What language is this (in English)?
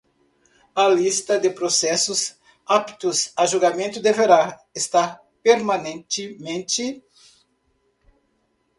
Portuguese